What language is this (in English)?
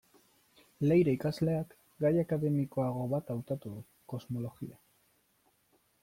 Basque